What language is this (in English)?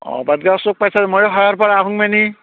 Assamese